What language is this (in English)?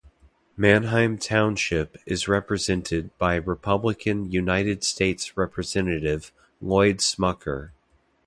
English